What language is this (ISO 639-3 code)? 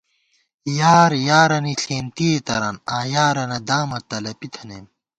gwt